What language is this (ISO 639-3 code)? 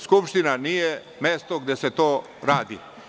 srp